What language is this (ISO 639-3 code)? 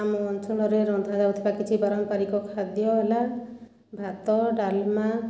ori